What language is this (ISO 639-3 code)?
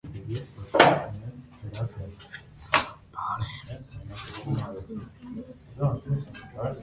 hye